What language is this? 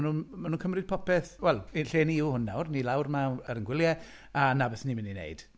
Welsh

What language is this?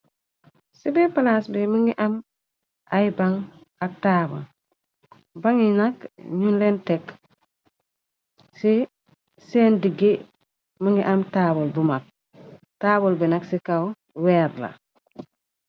Wolof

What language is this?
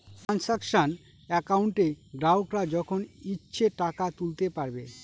Bangla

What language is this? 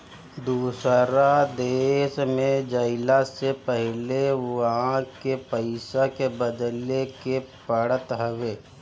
Bhojpuri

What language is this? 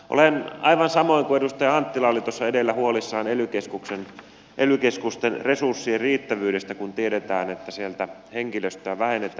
Finnish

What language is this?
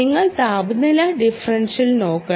Malayalam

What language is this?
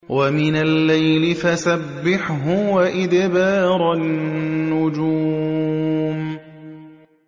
Arabic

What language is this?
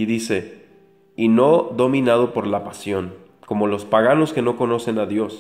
Spanish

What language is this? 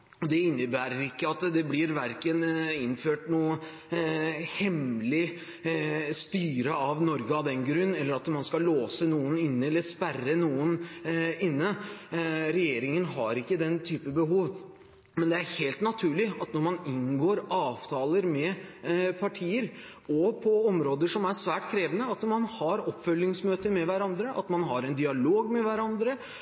Norwegian Bokmål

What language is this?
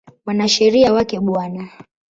Swahili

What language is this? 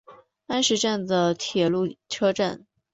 Chinese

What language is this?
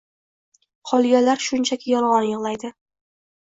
Uzbek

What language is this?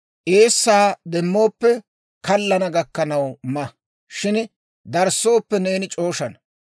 Dawro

